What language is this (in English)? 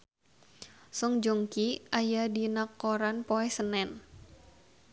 Sundanese